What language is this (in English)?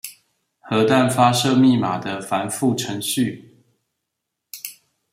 Chinese